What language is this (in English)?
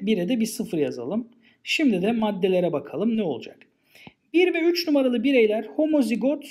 Turkish